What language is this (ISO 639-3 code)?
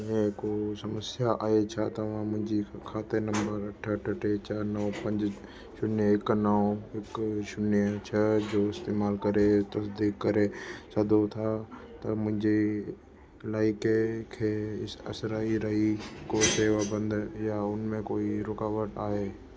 snd